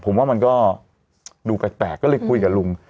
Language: Thai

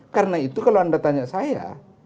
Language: Indonesian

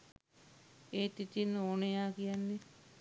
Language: Sinhala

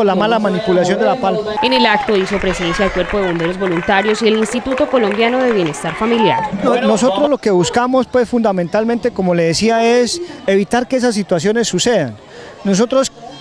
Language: Spanish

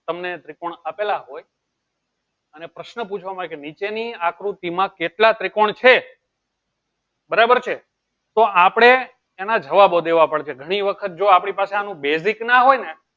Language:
Gujarati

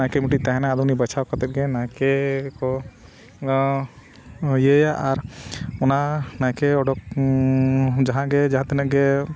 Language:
Santali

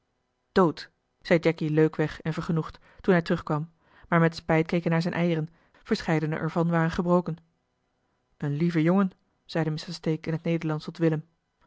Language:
Dutch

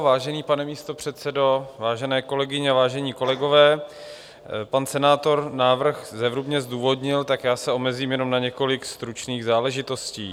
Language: Czech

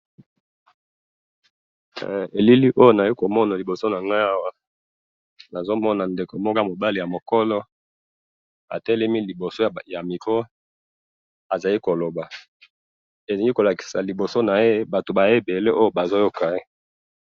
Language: Lingala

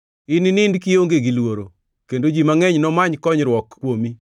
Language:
Luo (Kenya and Tanzania)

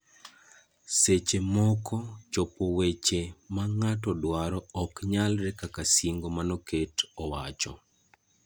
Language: Luo (Kenya and Tanzania)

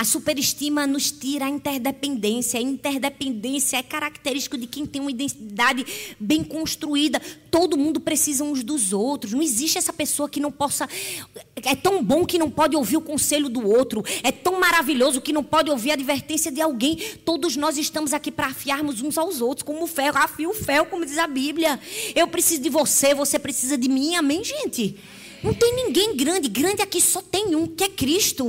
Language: Portuguese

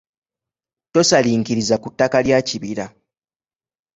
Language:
Ganda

